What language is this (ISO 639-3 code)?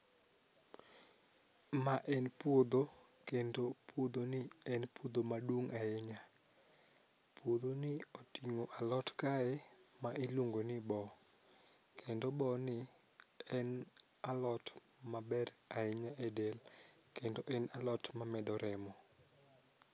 luo